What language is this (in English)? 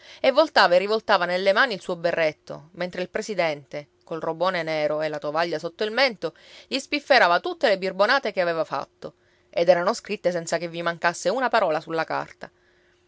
Italian